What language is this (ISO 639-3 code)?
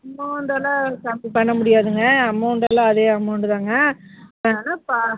tam